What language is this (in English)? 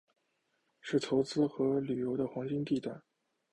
Chinese